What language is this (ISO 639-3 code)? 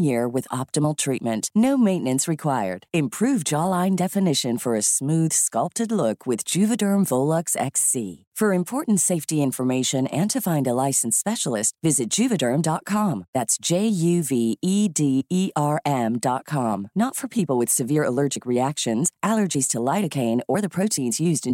fil